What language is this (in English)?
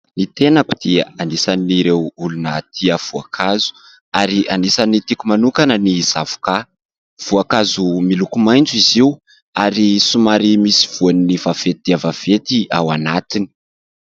Malagasy